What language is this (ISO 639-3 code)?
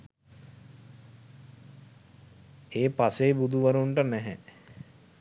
sin